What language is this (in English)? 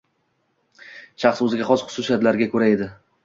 Uzbek